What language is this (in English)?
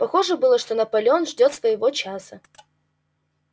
Russian